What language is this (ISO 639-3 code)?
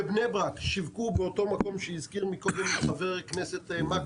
heb